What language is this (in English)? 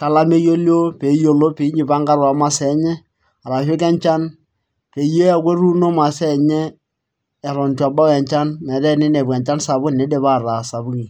Masai